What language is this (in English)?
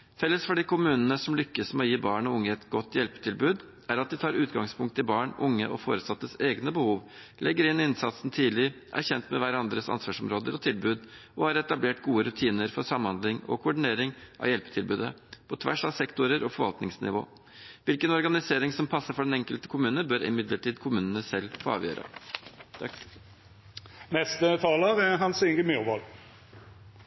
Norwegian